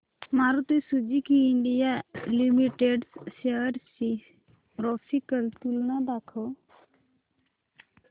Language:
Marathi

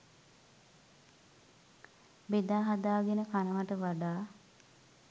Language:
Sinhala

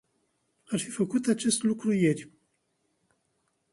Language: Romanian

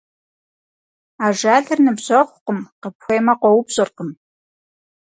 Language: Kabardian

